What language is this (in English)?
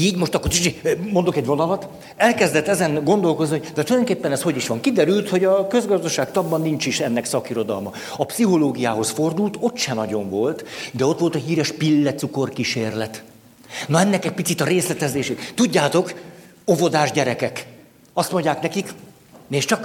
Hungarian